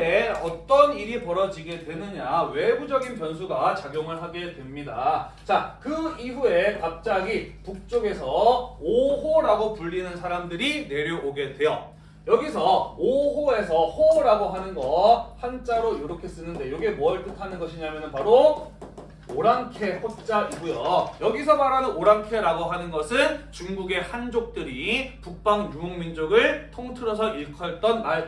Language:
Korean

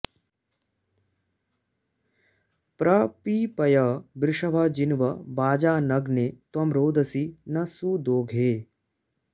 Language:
Sanskrit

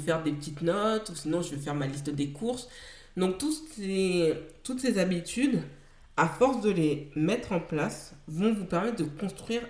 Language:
French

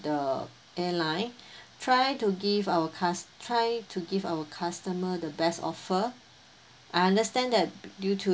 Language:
English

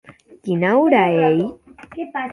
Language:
Occitan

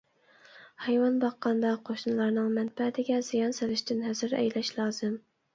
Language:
Uyghur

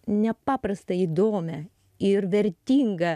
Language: Lithuanian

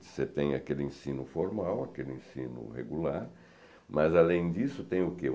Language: Portuguese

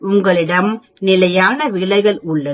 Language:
Tamil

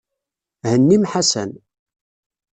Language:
Kabyle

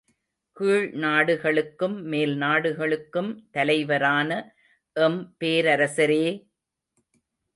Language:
Tamil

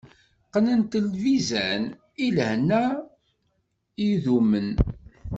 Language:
Kabyle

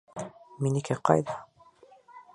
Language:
Bashkir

